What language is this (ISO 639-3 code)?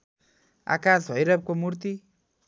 nep